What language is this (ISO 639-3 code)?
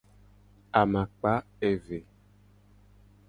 gej